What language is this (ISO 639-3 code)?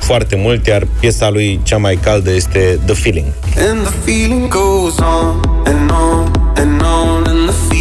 ron